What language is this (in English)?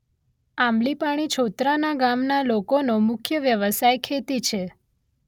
Gujarati